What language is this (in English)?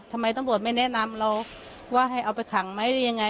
Thai